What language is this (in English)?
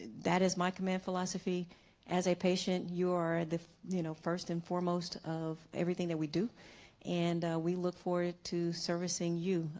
English